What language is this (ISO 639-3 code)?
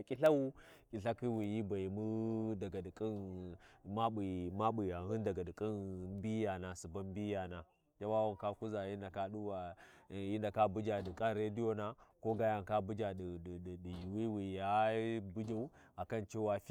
wji